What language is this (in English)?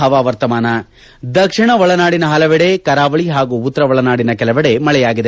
Kannada